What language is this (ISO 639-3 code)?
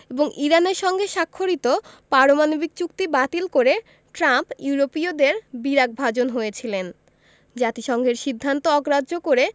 ben